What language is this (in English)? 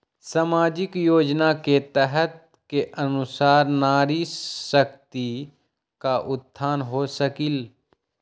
Magahi